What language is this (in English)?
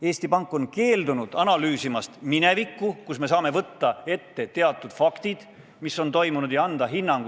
Estonian